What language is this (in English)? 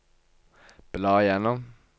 Norwegian